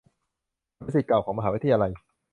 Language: Thai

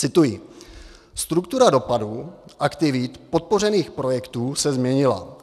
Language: Czech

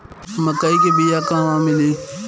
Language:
Bhojpuri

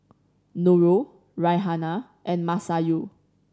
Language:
English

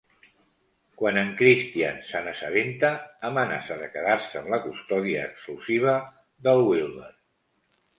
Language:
Catalan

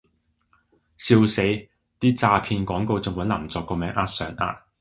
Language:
Cantonese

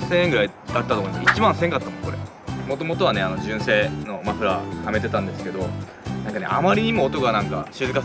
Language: Japanese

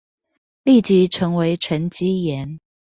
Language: Chinese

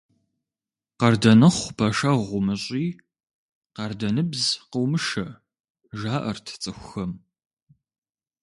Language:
Kabardian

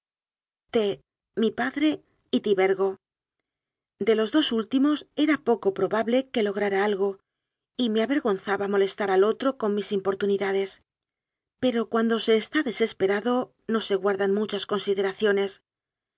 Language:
Spanish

